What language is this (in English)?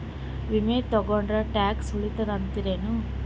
Kannada